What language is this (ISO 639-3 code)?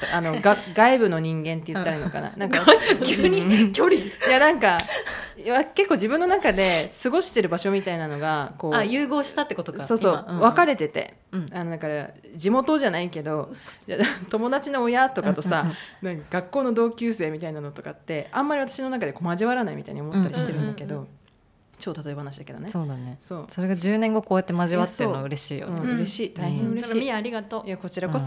jpn